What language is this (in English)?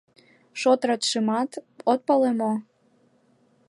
Mari